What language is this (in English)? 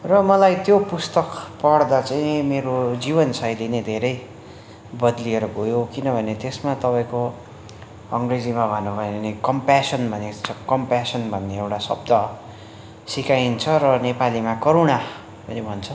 Nepali